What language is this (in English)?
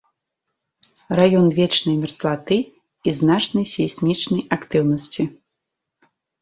Belarusian